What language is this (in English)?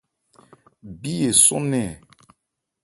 Ebrié